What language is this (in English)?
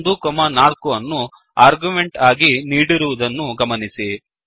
Kannada